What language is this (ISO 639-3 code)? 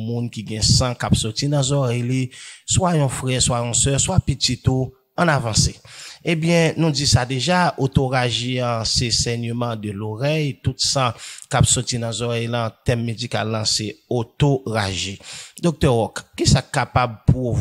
fra